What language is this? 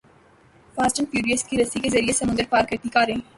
Urdu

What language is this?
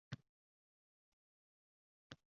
Uzbek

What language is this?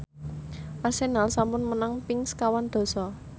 Javanese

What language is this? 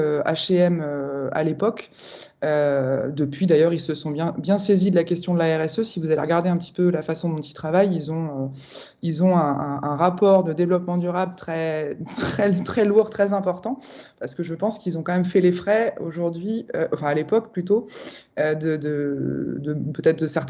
French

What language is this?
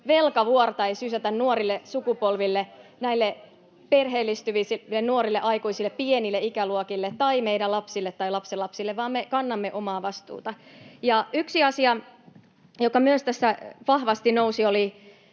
Finnish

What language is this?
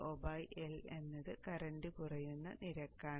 Malayalam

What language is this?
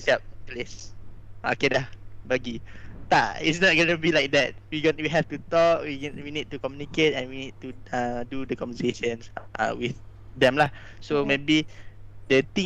Malay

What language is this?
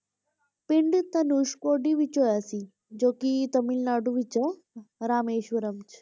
Punjabi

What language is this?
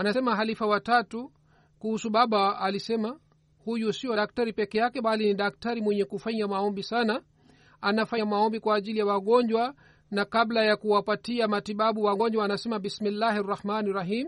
Swahili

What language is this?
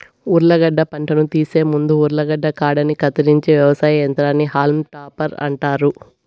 Telugu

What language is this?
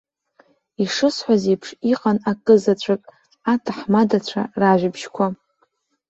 Abkhazian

